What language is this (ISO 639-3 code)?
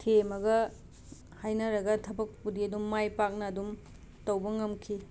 mni